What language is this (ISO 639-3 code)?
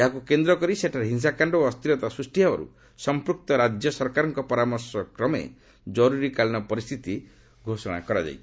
ori